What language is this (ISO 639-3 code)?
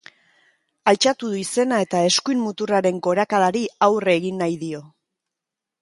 eus